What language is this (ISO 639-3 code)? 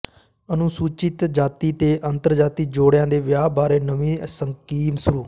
pan